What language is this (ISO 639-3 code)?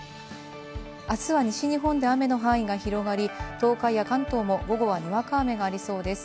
jpn